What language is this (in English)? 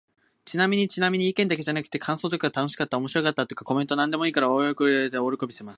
Japanese